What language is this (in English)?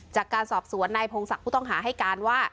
Thai